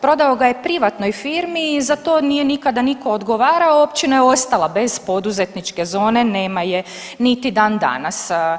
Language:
Croatian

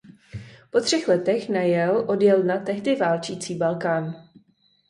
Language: Czech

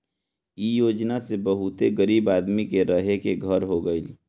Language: Bhojpuri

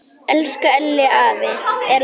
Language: Icelandic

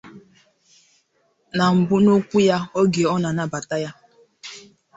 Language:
Igbo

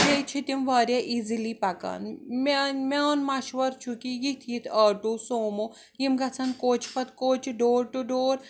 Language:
Kashmiri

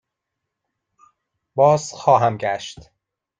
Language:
Persian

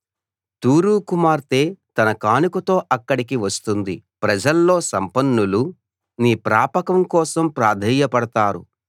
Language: Telugu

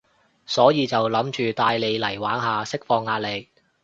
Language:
Cantonese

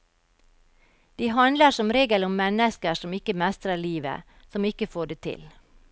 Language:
Norwegian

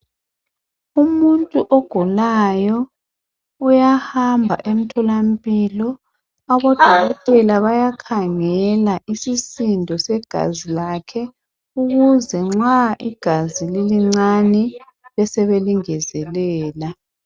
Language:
North Ndebele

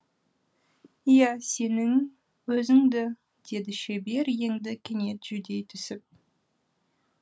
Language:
Kazakh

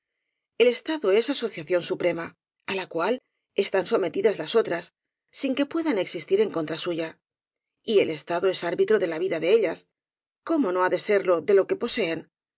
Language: Spanish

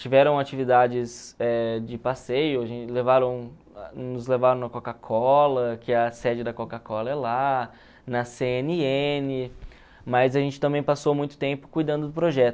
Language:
Portuguese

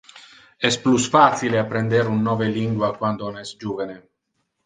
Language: Interlingua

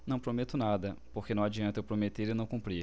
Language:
Portuguese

